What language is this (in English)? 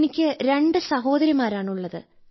Malayalam